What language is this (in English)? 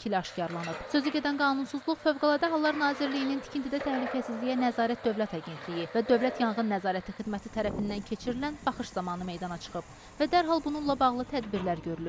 Turkish